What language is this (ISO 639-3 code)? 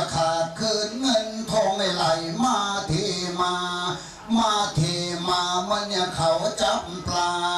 tha